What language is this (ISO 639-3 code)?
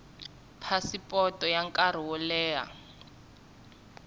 tso